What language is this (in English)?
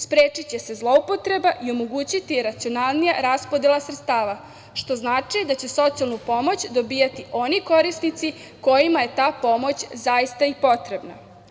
Serbian